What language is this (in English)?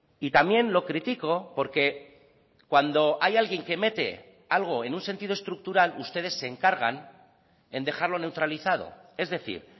Spanish